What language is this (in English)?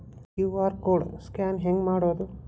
Kannada